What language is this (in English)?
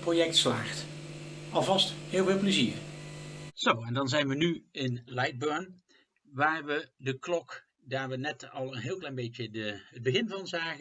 Dutch